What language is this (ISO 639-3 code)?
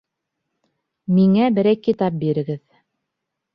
bak